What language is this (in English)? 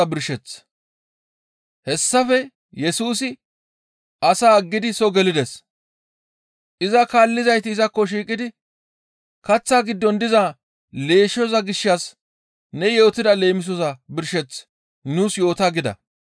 Gamo